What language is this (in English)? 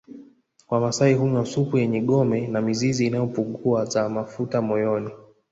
Swahili